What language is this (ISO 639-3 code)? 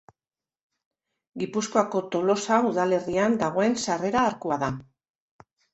eus